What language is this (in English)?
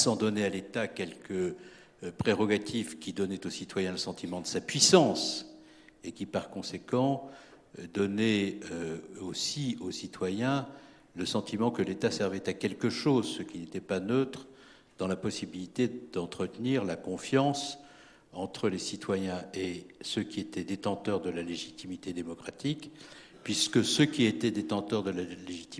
French